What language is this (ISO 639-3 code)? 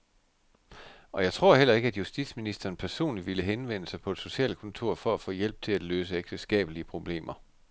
dan